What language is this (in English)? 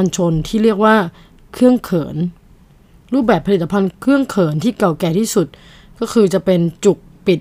Thai